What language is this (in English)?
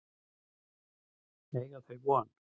Icelandic